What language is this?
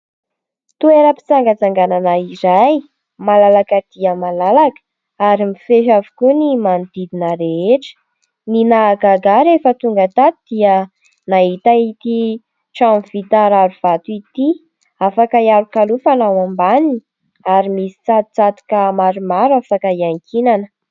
Malagasy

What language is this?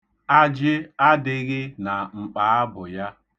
Igbo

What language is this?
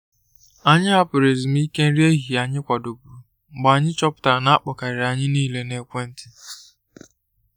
Igbo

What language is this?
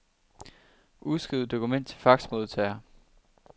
Danish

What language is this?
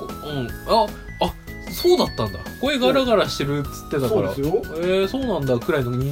Japanese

